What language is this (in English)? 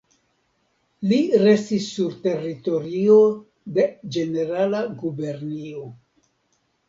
Esperanto